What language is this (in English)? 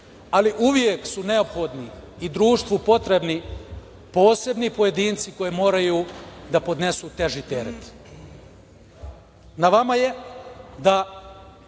Serbian